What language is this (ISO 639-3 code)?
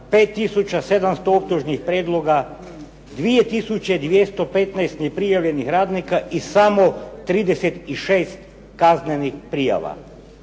hrv